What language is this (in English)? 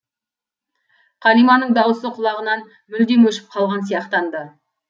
Kazakh